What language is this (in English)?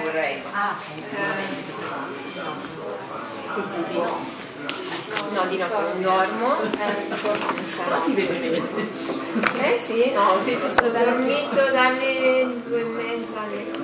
Italian